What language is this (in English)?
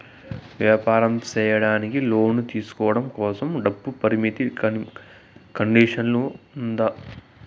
Telugu